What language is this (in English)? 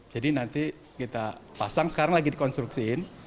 Indonesian